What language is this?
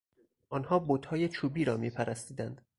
Persian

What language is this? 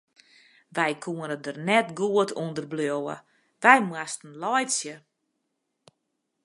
Western Frisian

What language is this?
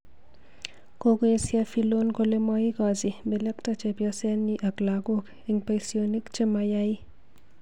Kalenjin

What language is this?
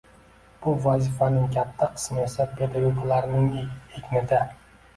Uzbek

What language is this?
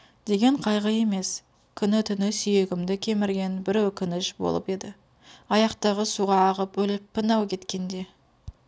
Kazakh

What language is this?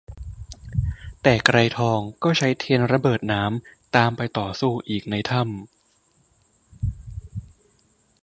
Thai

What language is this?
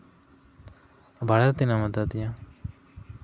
Santali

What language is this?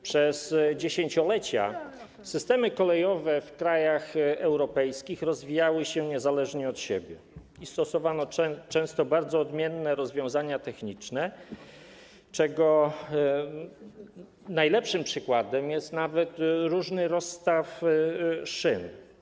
Polish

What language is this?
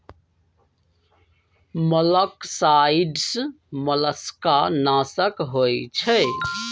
Magahi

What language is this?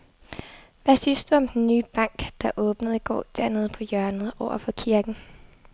Danish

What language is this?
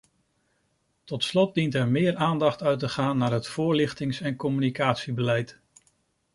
Dutch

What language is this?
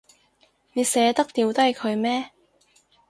Cantonese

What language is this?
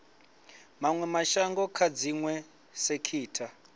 Venda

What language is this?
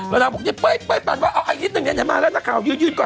Thai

